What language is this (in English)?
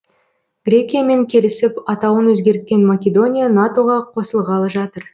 Kazakh